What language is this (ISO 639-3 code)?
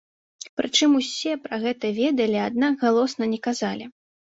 bel